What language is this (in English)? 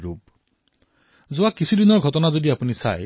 Assamese